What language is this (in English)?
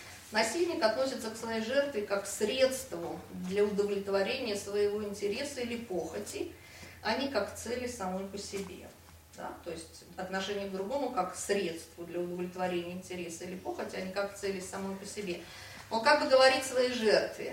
Russian